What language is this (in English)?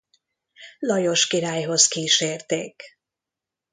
Hungarian